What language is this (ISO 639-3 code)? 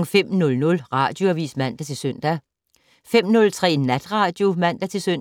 dan